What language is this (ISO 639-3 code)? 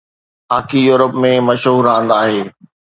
snd